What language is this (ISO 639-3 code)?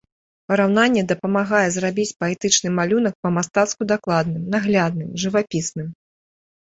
bel